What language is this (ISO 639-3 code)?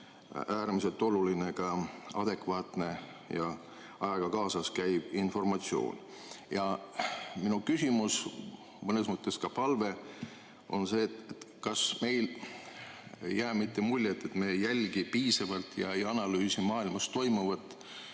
est